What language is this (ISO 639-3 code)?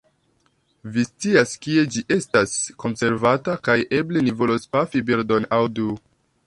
epo